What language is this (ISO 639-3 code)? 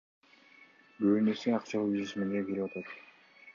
kir